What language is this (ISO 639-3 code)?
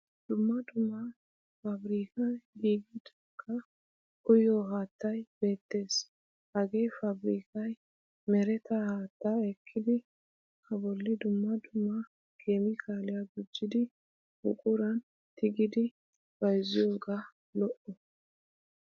wal